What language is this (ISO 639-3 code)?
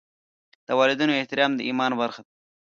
pus